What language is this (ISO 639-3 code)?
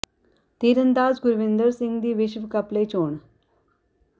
pan